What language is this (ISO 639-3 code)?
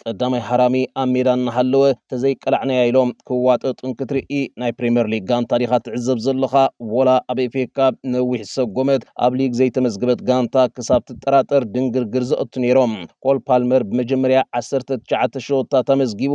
ara